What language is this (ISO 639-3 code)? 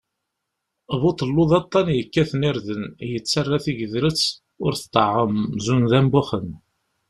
kab